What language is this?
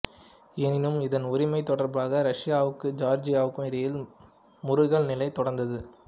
Tamil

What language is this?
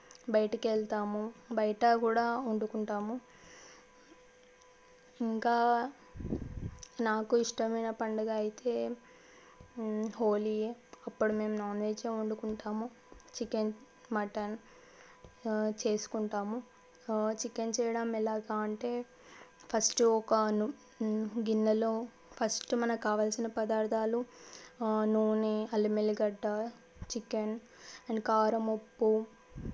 Telugu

